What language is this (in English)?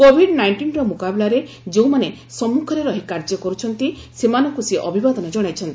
Odia